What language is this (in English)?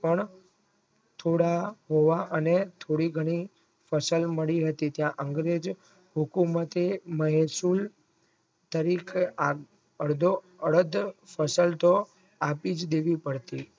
Gujarati